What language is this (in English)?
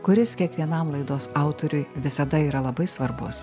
Lithuanian